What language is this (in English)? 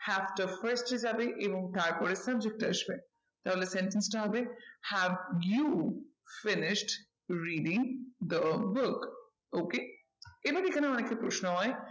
Bangla